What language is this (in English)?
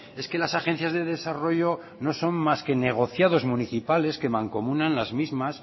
Spanish